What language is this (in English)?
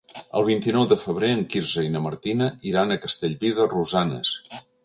Catalan